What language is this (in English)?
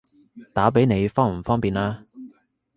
Cantonese